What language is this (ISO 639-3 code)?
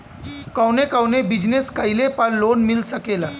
bho